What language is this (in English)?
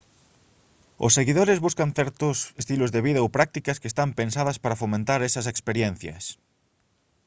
Galician